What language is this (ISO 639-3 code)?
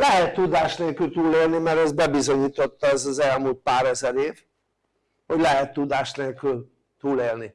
hun